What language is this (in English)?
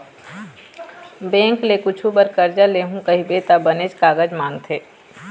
Chhattisgarhi